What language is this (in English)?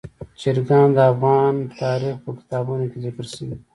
Pashto